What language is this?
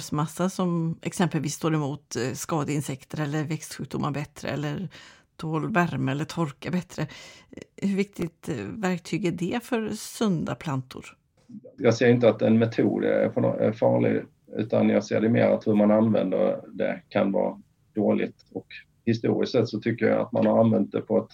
Swedish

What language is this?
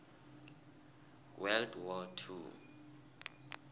South Ndebele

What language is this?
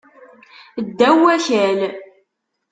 Kabyle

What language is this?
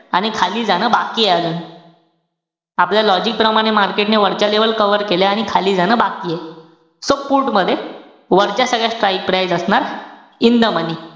Marathi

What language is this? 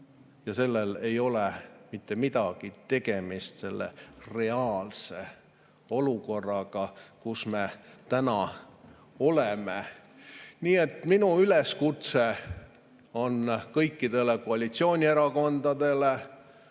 Estonian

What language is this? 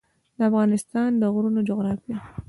Pashto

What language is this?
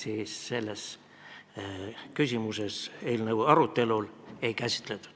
Estonian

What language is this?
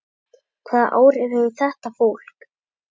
Icelandic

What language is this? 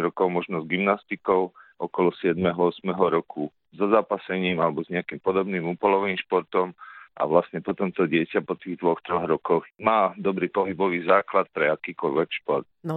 Slovak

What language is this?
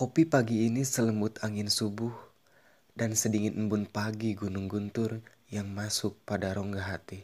Indonesian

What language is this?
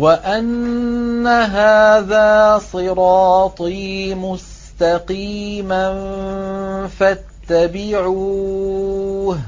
Arabic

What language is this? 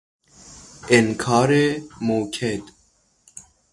Persian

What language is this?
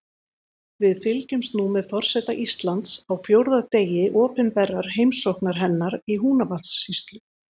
Icelandic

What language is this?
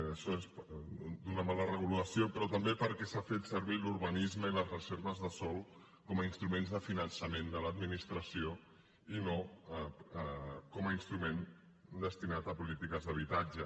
Catalan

